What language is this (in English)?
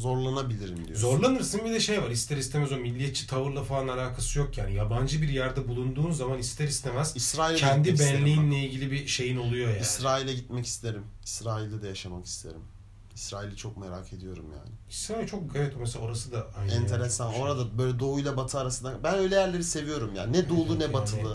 Turkish